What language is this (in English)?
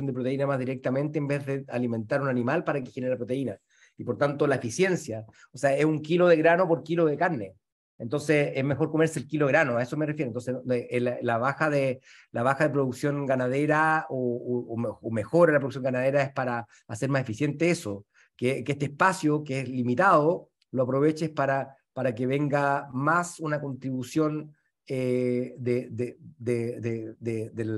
Spanish